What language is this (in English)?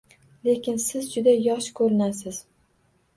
Uzbek